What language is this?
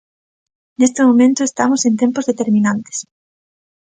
Galician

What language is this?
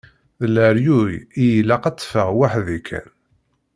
Kabyle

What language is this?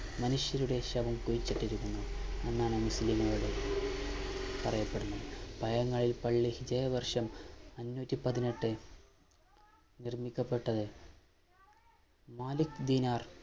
Malayalam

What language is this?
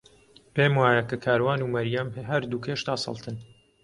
Central Kurdish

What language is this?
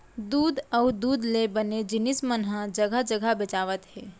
Chhattisgarhi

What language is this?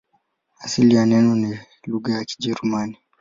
Swahili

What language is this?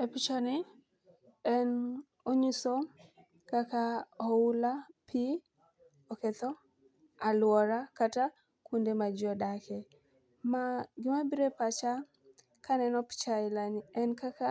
Luo (Kenya and Tanzania)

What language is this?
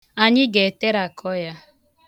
Igbo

